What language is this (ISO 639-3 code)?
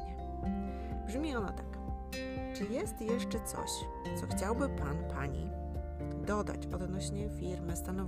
pol